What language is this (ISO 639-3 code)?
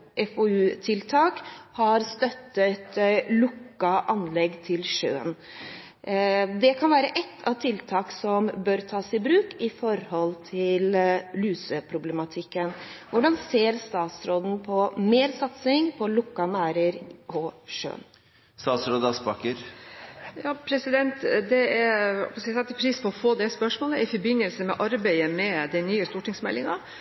nob